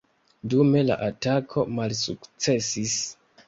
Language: Esperanto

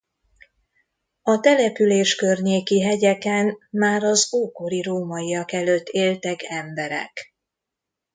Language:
Hungarian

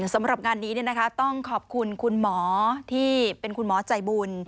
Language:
Thai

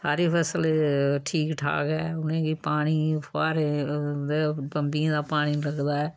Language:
Dogri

